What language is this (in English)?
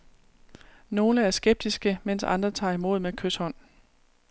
Danish